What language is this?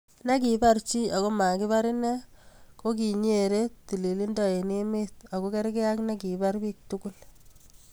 Kalenjin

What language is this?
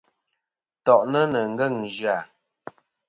Kom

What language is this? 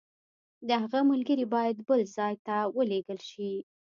Pashto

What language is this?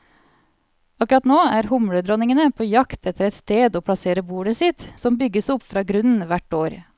Norwegian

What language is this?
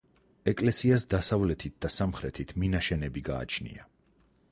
Georgian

